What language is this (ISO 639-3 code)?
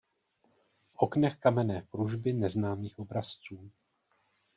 ces